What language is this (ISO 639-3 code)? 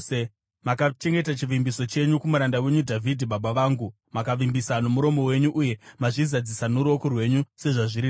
sna